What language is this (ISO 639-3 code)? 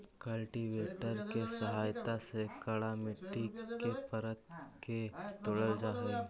mag